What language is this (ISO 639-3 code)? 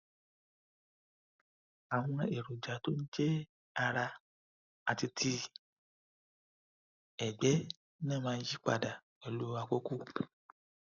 yor